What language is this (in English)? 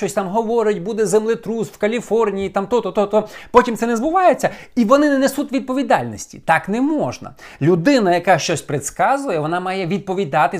Ukrainian